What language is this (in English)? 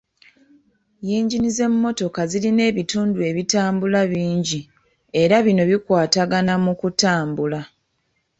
Ganda